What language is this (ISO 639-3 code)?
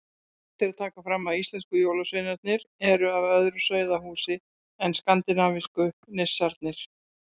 isl